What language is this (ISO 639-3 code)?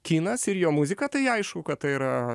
lit